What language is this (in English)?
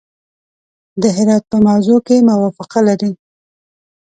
Pashto